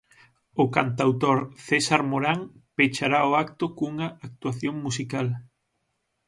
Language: Galician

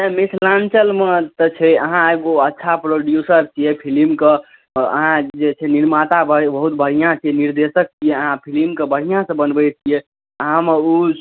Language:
Maithili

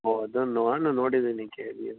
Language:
Kannada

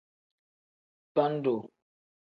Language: Tem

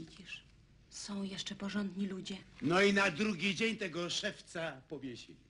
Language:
Polish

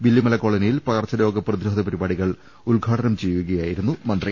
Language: Malayalam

